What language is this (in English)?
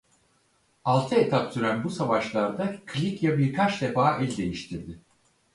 Turkish